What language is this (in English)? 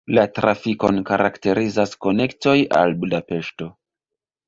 Esperanto